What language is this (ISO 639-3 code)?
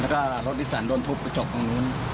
tha